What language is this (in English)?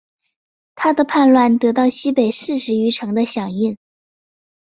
Chinese